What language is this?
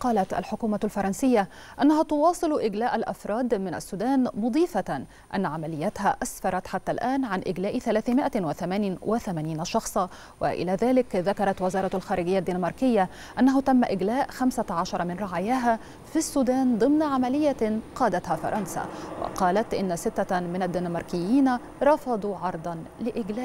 Arabic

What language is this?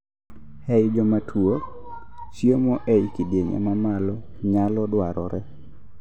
Luo (Kenya and Tanzania)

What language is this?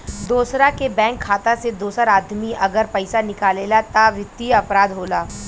Bhojpuri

